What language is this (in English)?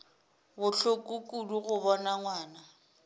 Northern Sotho